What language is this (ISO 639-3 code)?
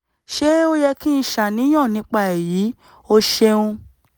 yor